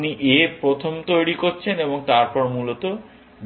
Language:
Bangla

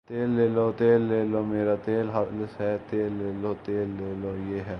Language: Urdu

